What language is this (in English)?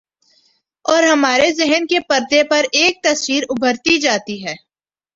Urdu